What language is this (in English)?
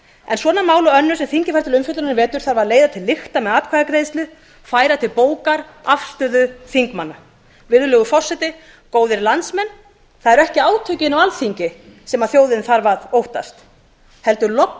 Icelandic